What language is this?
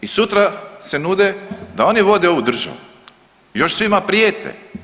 Croatian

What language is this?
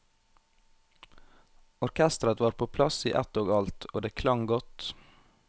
Norwegian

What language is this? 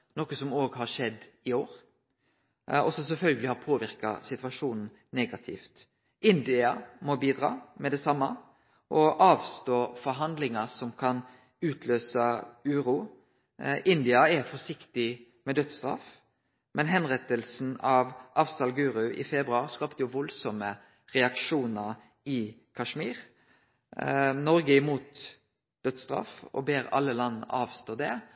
Norwegian Nynorsk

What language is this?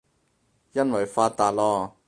Cantonese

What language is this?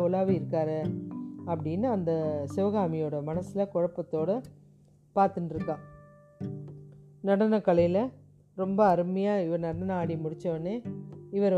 Tamil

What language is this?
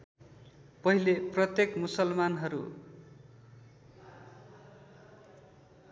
Nepali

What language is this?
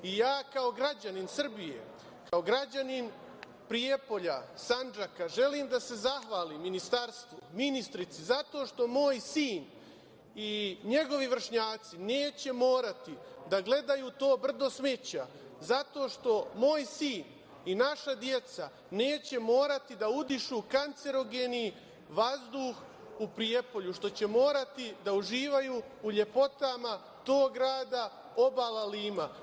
Serbian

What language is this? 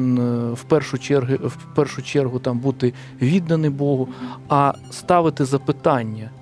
Ukrainian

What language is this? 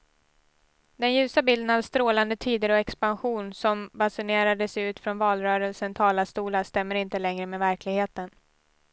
Swedish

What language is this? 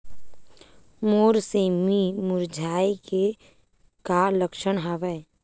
Chhattisgarhi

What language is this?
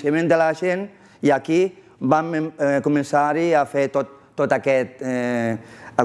Catalan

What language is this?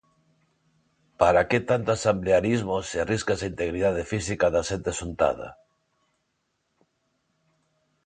Galician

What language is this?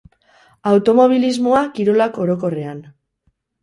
Basque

